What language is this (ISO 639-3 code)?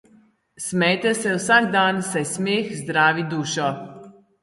slv